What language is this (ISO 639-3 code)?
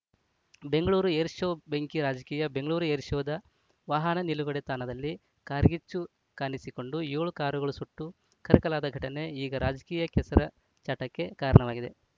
kan